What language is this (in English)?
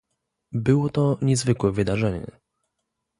Polish